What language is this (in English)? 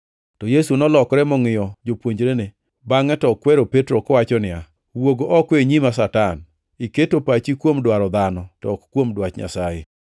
Luo (Kenya and Tanzania)